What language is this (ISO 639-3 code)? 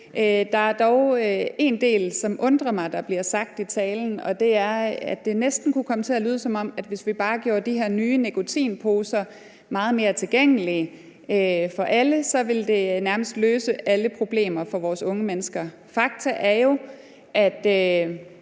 dan